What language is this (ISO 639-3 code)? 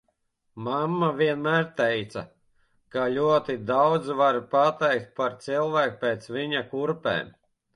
lav